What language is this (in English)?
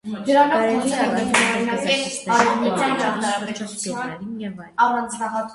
Armenian